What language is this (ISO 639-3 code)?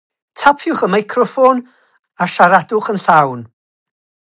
cym